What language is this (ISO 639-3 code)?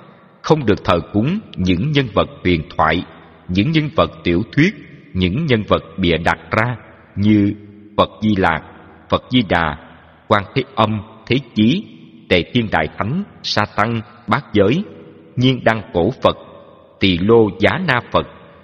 vie